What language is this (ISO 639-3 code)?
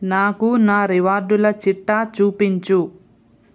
tel